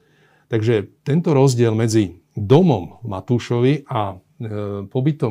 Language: Slovak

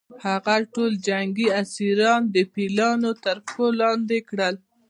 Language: Pashto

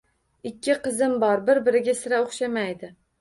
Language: Uzbek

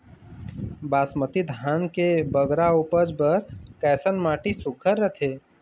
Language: Chhattisgarhi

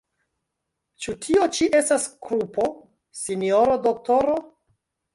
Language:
Esperanto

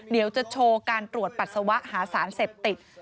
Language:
Thai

